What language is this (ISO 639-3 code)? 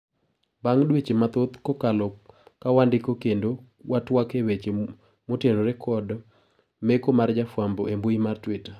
luo